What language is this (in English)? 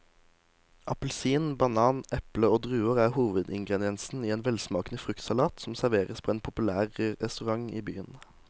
Norwegian